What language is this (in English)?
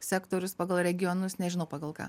Lithuanian